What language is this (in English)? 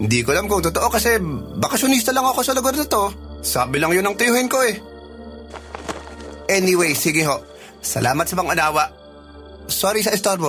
Filipino